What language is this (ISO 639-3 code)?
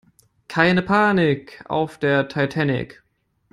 deu